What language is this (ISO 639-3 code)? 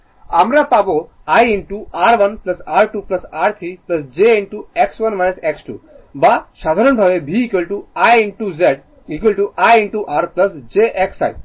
ben